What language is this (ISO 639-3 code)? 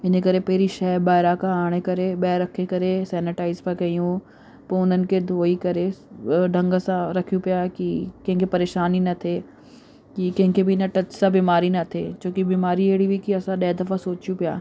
snd